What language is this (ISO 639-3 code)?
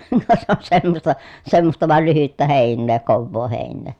fin